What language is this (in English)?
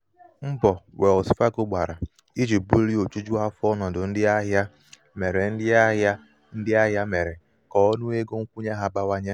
Igbo